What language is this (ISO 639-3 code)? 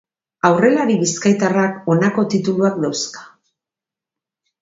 eus